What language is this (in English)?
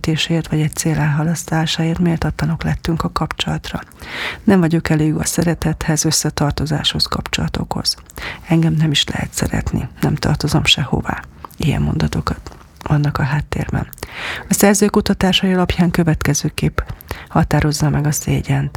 Hungarian